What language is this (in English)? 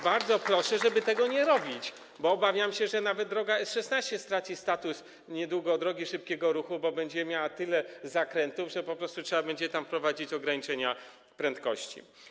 Polish